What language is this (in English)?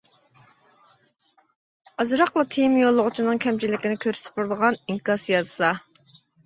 Uyghur